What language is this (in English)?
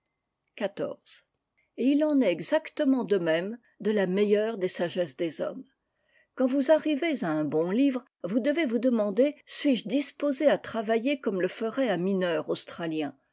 French